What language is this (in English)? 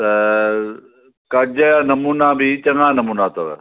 Sindhi